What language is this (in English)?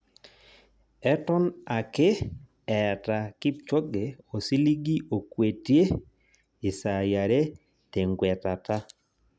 Masai